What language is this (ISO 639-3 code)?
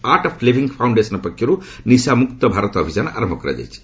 ori